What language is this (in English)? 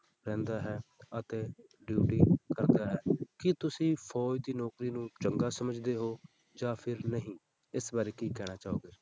Punjabi